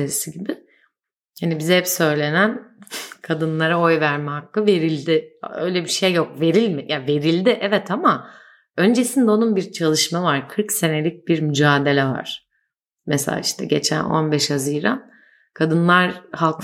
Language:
Turkish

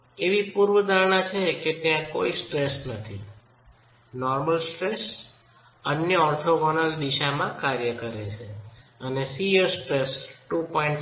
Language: Gujarati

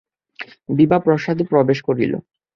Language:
Bangla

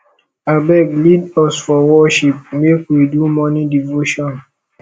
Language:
Nigerian Pidgin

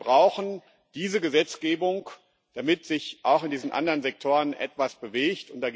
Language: German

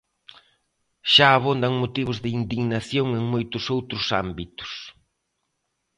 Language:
Galician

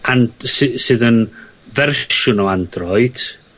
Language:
Welsh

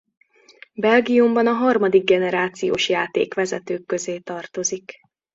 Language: Hungarian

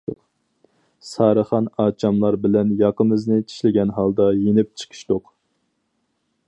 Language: Uyghur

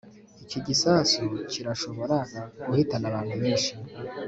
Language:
Kinyarwanda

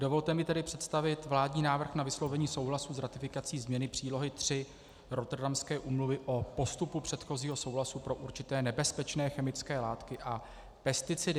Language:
Czech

